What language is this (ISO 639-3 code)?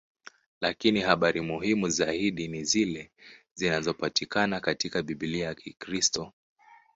swa